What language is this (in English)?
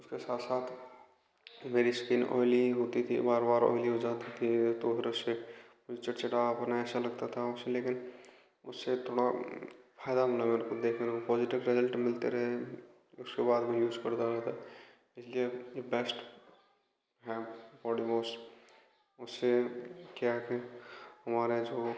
Hindi